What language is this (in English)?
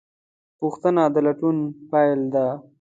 Pashto